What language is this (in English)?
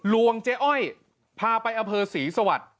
Thai